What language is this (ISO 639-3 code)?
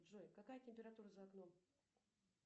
rus